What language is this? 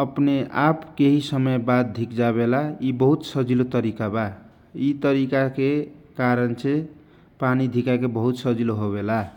Kochila Tharu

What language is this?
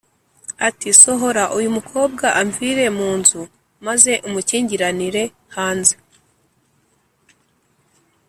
Kinyarwanda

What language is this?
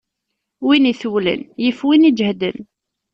Kabyle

